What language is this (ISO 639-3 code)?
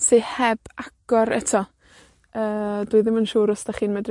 cym